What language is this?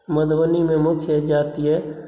Maithili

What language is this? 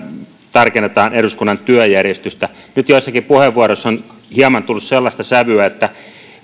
Finnish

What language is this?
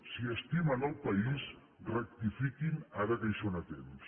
Catalan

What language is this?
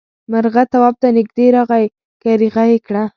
Pashto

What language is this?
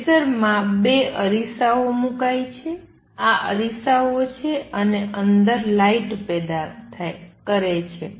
Gujarati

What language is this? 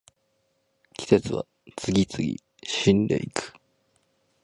Japanese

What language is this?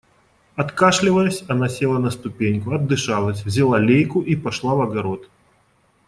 Russian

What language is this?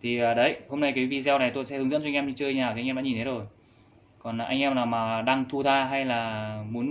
Vietnamese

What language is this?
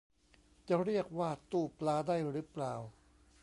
Thai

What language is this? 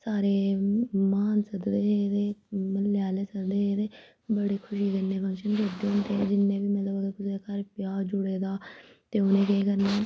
Dogri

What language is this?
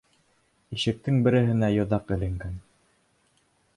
Bashkir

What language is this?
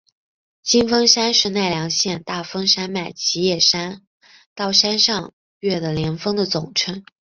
Chinese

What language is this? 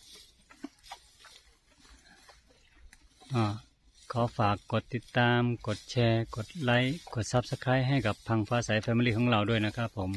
Thai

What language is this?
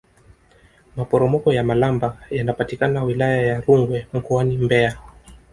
Swahili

